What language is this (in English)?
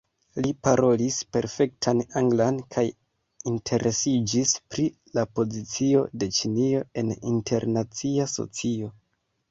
Esperanto